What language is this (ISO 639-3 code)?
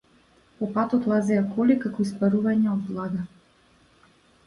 mkd